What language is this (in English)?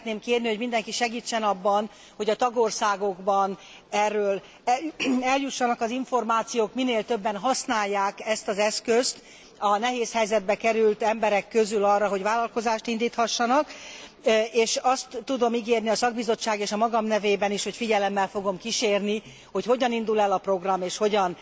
Hungarian